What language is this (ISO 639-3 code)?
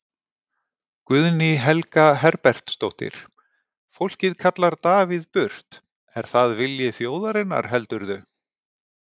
isl